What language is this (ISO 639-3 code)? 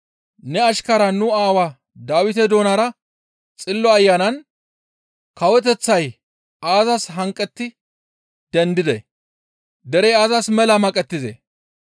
gmv